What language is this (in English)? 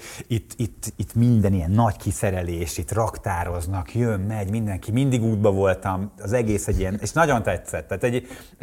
Hungarian